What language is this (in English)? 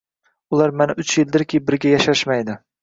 Uzbek